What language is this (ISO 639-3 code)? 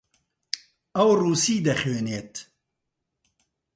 ckb